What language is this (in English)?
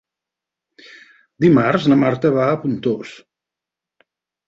Catalan